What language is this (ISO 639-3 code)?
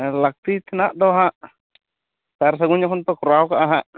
sat